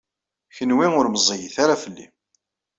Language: Kabyle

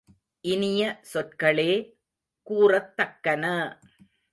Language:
Tamil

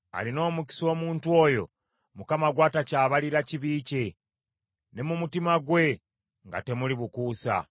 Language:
Ganda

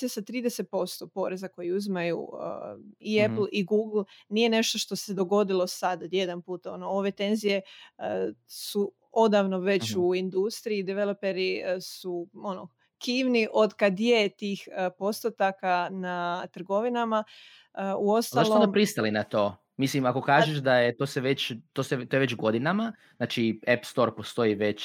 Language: Croatian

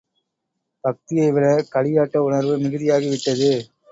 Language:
Tamil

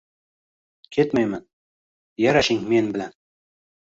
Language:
Uzbek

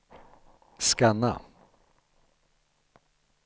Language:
Swedish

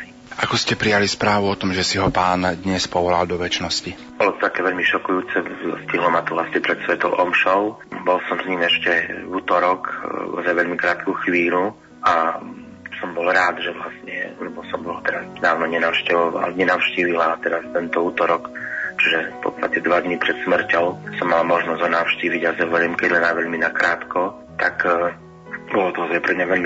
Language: Slovak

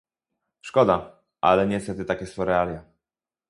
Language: Polish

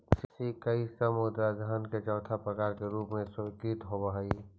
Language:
Magahi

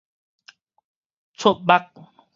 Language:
Min Nan Chinese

